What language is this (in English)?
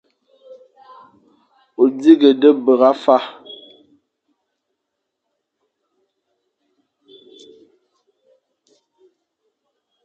Fang